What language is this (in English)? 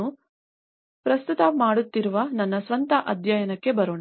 Kannada